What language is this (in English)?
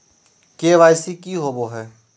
Magahi